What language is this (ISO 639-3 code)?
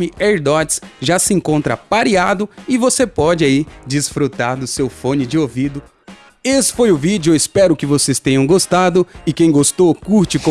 por